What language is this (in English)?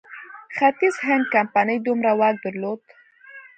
Pashto